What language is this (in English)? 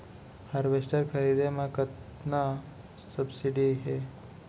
Chhattisgarhi